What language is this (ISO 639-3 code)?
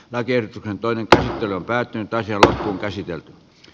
fin